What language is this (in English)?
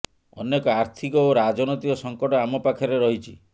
Odia